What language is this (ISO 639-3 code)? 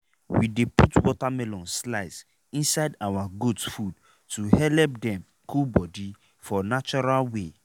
pcm